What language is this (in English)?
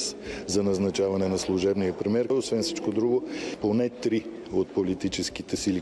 Bulgarian